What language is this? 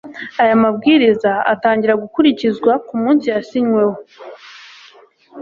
Kinyarwanda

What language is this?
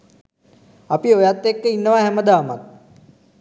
Sinhala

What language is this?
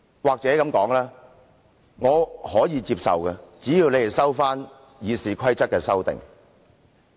Cantonese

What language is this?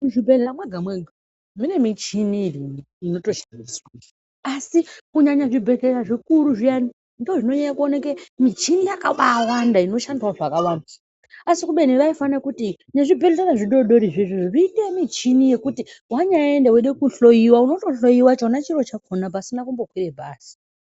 Ndau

